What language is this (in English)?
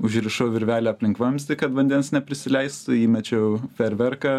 Lithuanian